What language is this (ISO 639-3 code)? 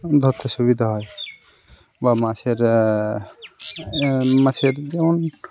ben